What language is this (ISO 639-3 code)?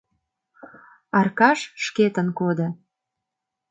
chm